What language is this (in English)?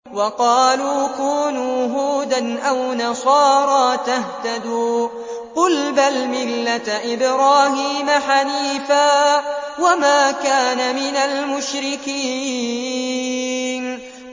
Arabic